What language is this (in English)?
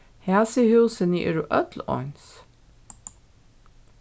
Faroese